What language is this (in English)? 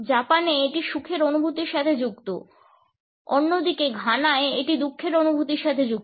Bangla